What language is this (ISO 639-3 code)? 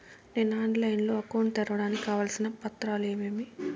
tel